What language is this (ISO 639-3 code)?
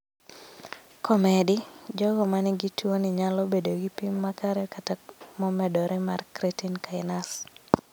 luo